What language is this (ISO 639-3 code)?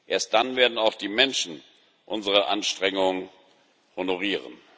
deu